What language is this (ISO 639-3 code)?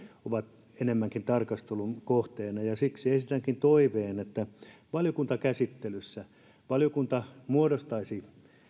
fin